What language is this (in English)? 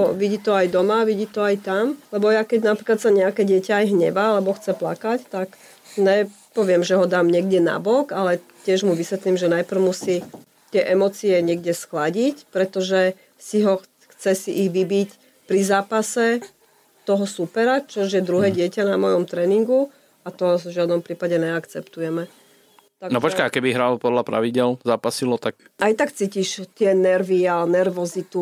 Slovak